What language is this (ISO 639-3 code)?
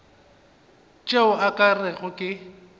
nso